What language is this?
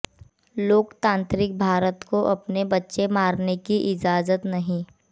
Hindi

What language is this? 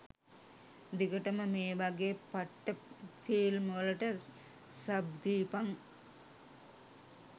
Sinhala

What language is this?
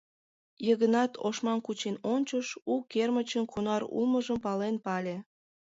Mari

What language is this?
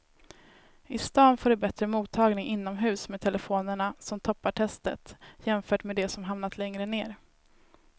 Swedish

